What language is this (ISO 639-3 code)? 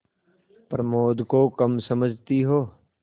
hin